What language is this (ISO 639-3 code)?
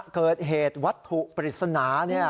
tha